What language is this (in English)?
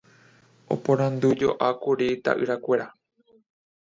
Guarani